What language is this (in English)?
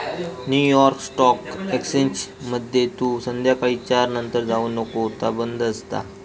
Marathi